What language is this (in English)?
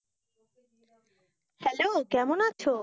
Bangla